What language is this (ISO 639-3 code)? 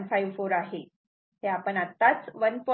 mar